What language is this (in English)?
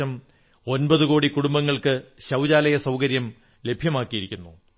Malayalam